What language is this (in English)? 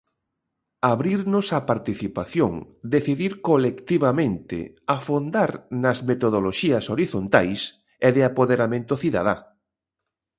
Galician